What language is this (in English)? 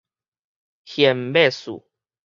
Min Nan Chinese